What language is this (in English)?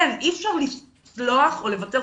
Hebrew